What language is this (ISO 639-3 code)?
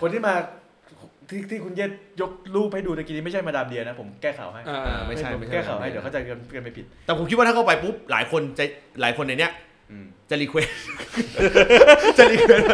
tha